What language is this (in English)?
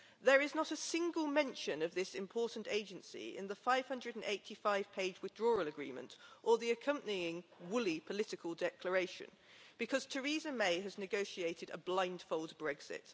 English